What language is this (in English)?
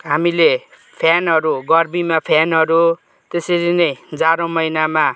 Nepali